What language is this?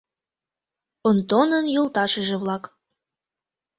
Mari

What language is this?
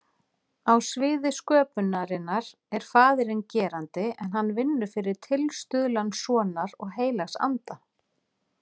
Icelandic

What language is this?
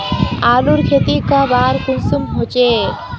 Magahi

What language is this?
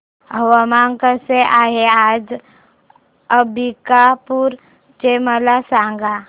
Marathi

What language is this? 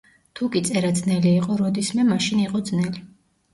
Georgian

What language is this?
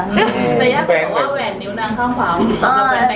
Thai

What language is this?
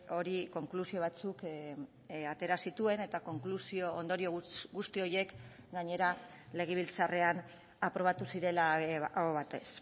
Basque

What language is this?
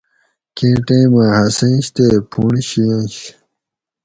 Gawri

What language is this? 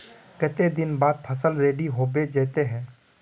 Magahi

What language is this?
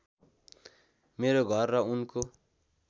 Nepali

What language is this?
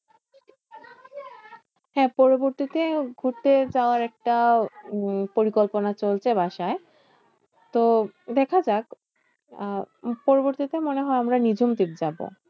Bangla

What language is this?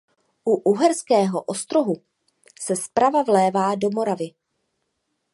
Czech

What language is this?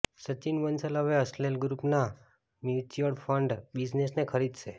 Gujarati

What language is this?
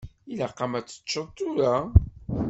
Kabyle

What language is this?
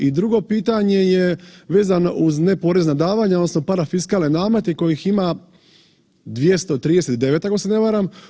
Croatian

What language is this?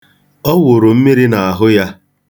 Igbo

